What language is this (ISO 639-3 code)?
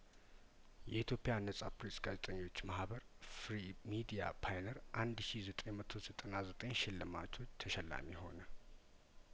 amh